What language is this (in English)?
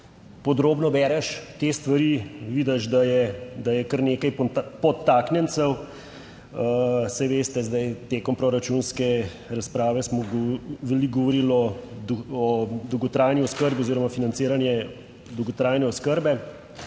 Slovenian